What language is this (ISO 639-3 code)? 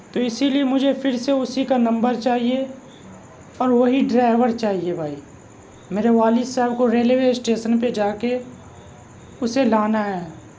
urd